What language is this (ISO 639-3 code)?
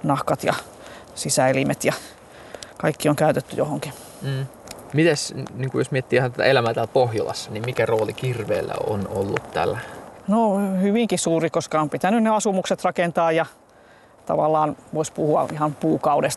fin